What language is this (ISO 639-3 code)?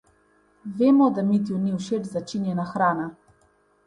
slv